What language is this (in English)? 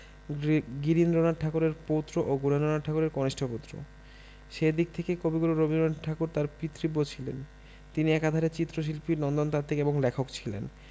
Bangla